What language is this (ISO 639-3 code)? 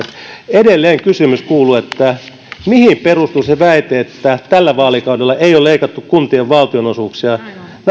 fin